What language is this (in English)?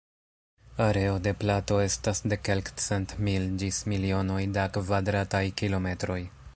Esperanto